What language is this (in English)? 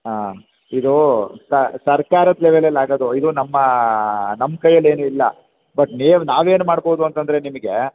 Kannada